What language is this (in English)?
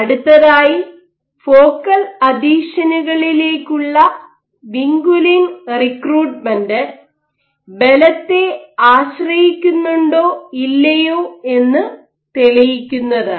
Malayalam